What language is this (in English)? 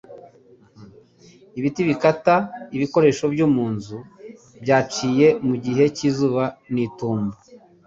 Kinyarwanda